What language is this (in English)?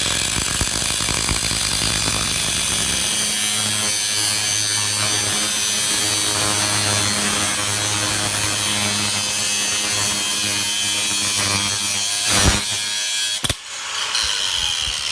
Vietnamese